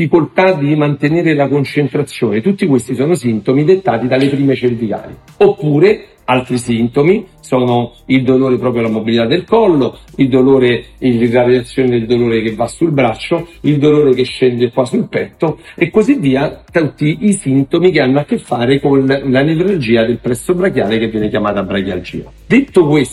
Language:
Italian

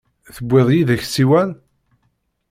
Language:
Kabyle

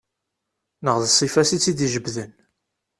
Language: Kabyle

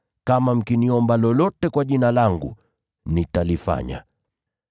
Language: Swahili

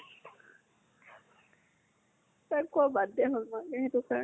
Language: Assamese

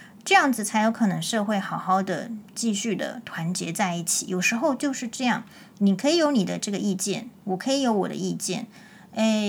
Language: Chinese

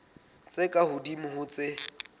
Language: Southern Sotho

